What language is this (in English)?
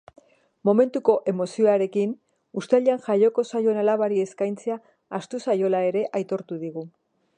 Basque